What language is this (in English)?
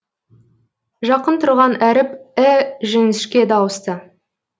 Kazakh